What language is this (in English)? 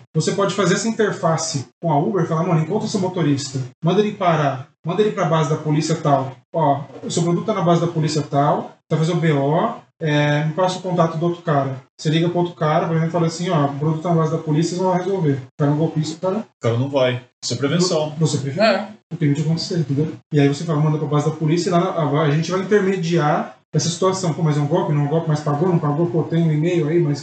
Portuguese